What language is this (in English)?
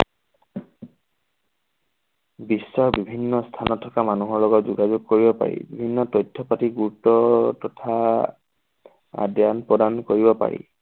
Assamese